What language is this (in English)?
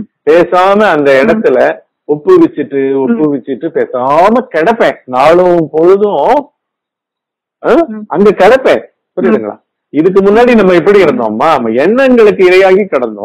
Korean